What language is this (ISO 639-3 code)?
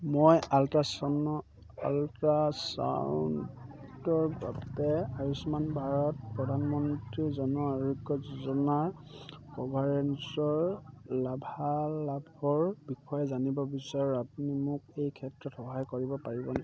asm